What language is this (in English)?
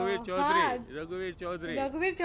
Gujarati